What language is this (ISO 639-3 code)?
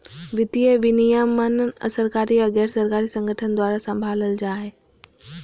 mag